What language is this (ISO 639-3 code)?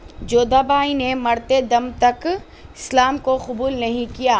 urd